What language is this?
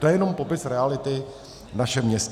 Czech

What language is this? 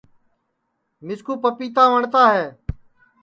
Sansi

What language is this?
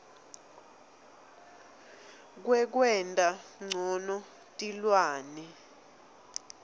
Swati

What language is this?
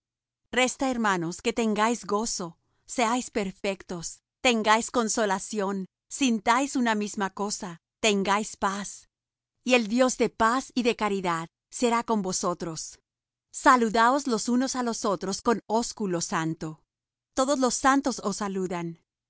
Spanish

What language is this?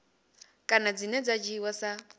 Venda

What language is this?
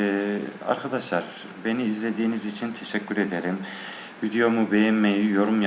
Turkish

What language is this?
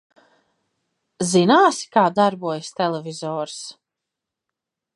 Latvian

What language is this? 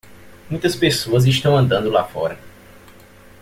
Portuguese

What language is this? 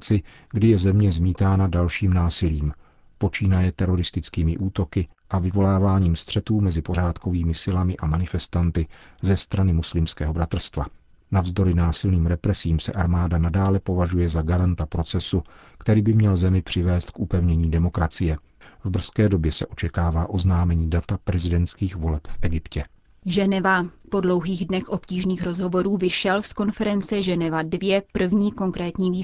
Czech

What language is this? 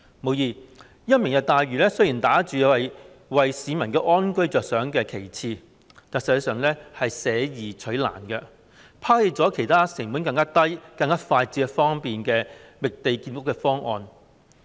Cantonese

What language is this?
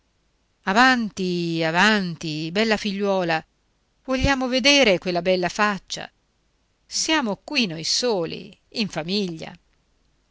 Italian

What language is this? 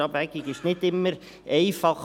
Swiss German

